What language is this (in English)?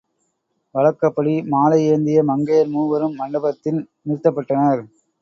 Tamil